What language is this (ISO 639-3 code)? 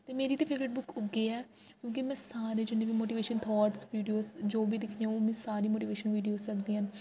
doi